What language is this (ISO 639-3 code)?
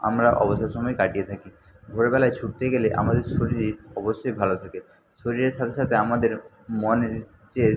ben